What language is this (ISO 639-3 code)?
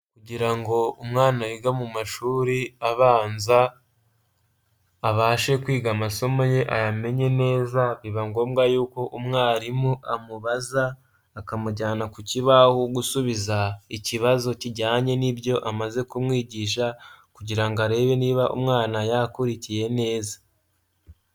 kin